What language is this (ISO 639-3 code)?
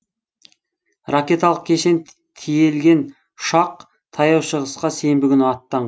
kaz